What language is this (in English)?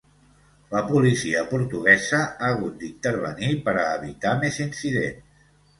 Catalan